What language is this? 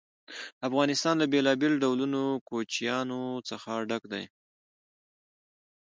Pashto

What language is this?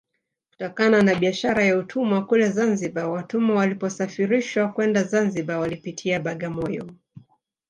Swahili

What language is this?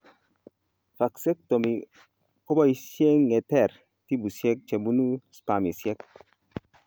Kalenjin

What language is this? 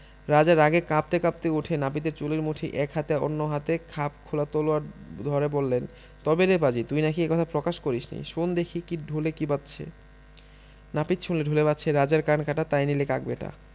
Bangla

